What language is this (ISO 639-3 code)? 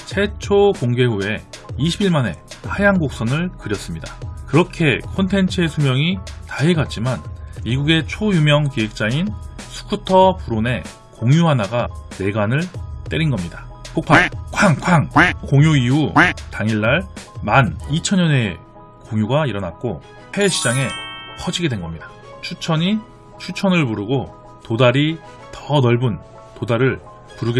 kor